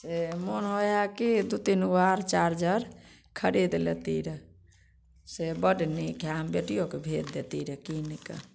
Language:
Maithili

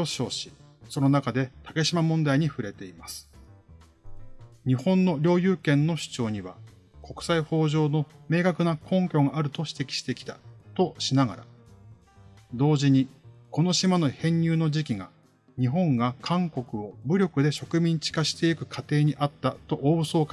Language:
Japanese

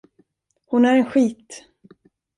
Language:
Swedish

